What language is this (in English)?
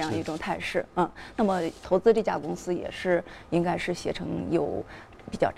Chinese